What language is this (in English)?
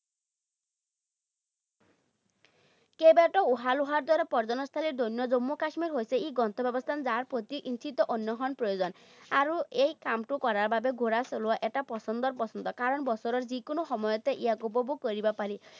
Assamese